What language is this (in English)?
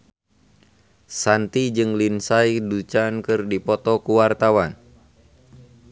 Sundanese